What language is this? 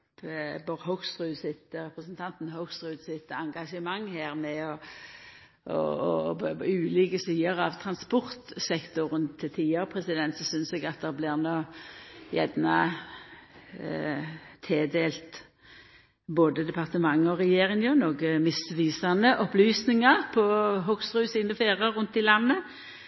Norwegian Nynorsk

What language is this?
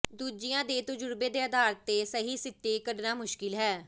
Punjabi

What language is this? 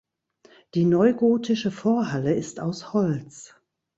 German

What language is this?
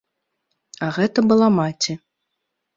Belarusian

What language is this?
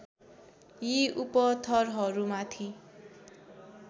Nepali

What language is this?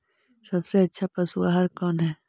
Magahi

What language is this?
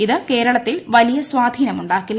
Malayalam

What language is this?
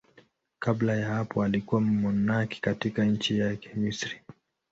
Swahili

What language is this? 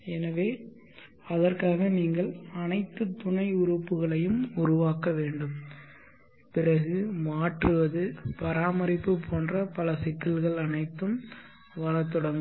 Tamil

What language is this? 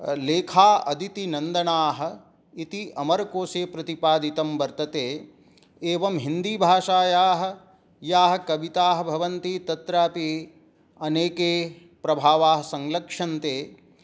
Sanskrit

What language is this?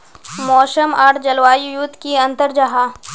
Magahi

